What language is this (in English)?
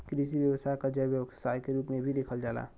Bhojpuri